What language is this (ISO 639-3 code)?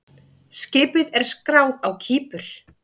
isl